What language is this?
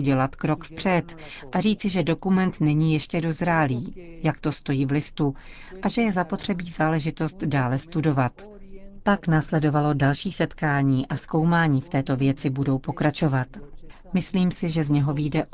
Czech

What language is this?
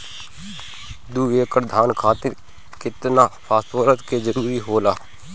Bhojpuri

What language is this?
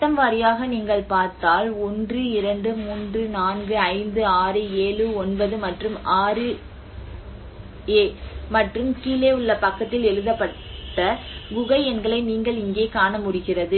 Tamil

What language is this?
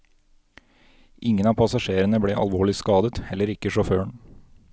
Norwegian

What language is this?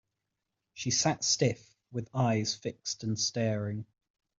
English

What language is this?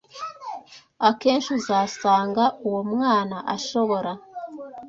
Kinyarwanda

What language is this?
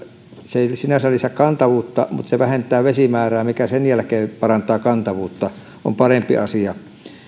Finnish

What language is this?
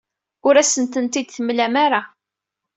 Kabyle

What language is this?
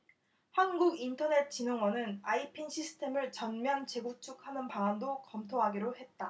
Korean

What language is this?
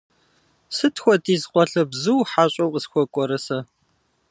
Kabardian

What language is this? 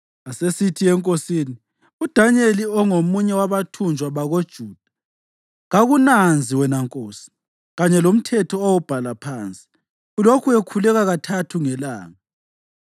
North Ndebele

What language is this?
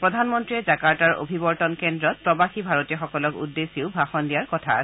Assamese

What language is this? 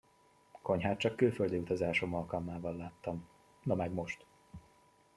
Hungarian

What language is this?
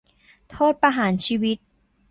Thai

